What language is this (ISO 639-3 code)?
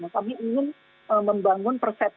ind